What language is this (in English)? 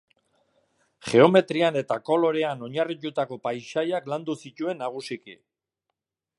Basque